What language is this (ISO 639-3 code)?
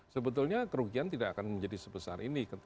ind